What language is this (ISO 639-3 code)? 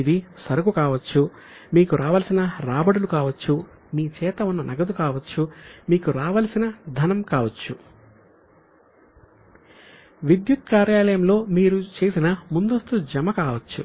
tel